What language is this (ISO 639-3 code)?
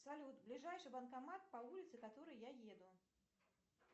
rus